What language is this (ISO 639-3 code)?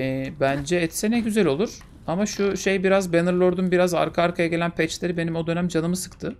tur